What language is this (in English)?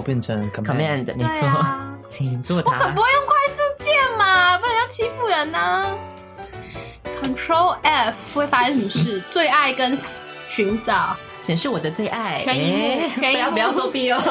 Chinese